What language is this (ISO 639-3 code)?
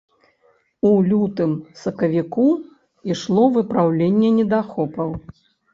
bel